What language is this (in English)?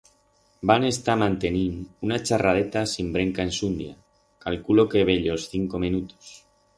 Aragonese